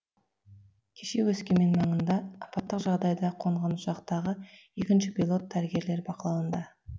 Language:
Kazakh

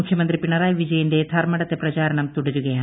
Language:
Malayalam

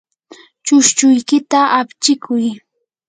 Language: Yanahuanca Pasco Quechua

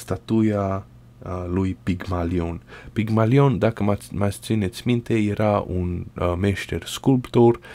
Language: Romanian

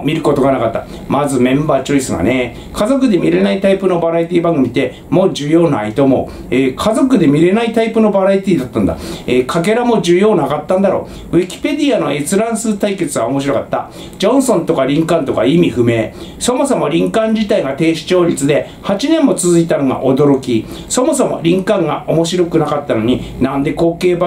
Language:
Japanese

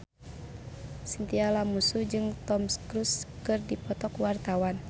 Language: Sundanese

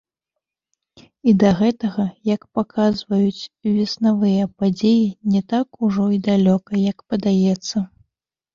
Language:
Belarusian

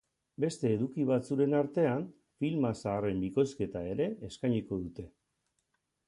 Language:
Basque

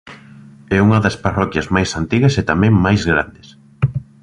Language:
Galician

